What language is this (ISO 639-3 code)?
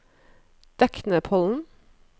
nor